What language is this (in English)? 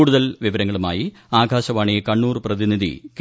Malayalam